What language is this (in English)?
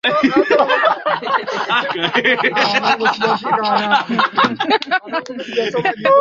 Swahili